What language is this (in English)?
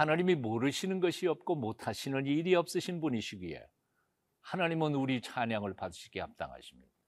Korean